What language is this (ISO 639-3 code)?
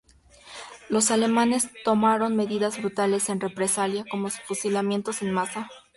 spa